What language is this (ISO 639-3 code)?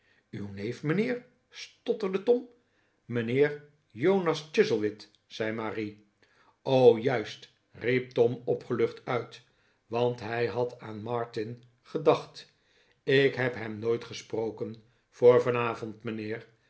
nld